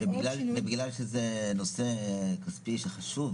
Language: Hebrew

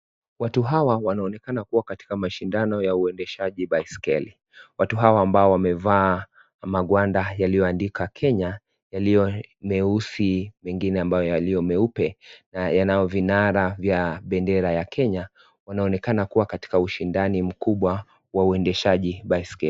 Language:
Swahili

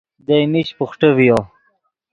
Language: Yidgha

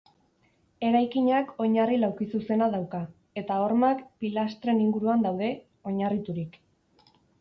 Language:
Basque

